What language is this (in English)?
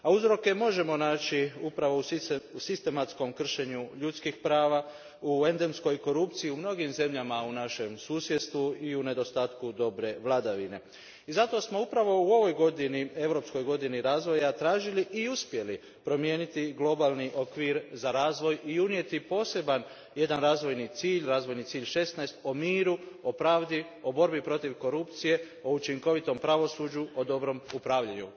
Croatian